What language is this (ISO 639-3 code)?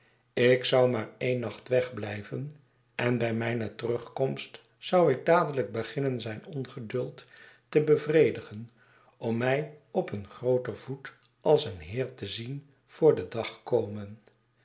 nld